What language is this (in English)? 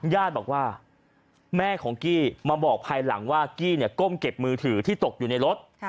Thai